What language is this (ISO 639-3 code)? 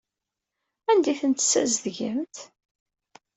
kab